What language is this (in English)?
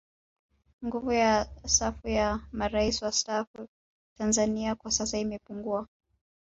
Swahili